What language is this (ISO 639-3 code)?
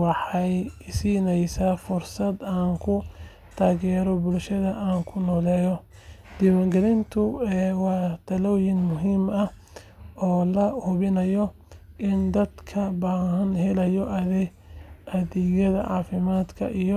som